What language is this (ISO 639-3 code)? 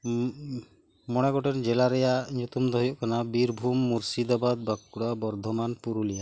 sat